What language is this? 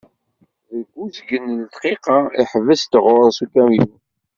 Kabyle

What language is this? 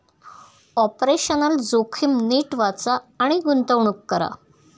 Marathi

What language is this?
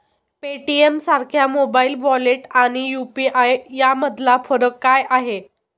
Marathi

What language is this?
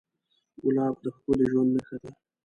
Pashto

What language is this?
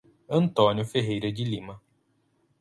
Portuguese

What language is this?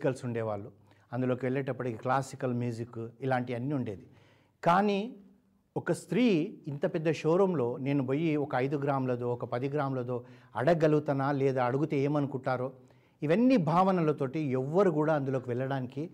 Telugu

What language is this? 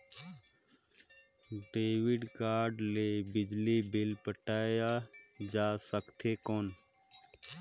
Chhattisgarhi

